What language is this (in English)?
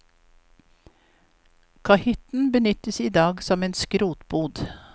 Norwegian